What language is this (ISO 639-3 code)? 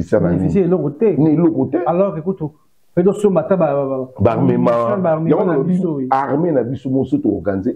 fra